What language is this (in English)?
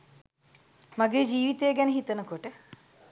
Sinhala